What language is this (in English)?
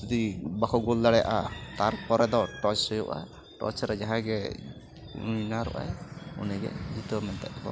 Santali